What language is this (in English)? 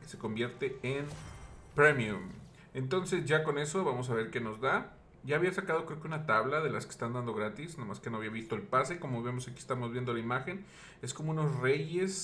Spanish